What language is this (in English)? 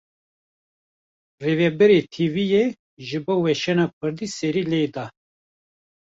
Kurdish